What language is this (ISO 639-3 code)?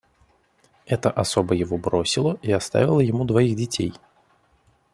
rus